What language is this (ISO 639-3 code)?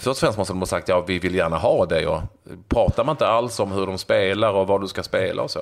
swe